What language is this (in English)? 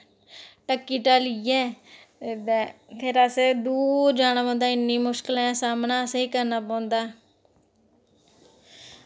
Dogri